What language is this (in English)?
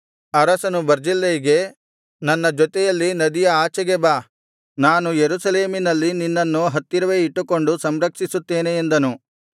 Kannada